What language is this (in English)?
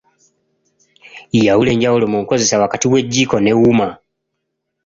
Ganda